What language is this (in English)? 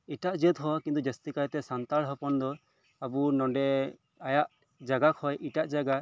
Santali